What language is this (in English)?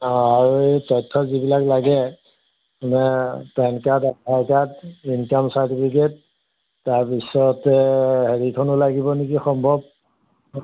Assamese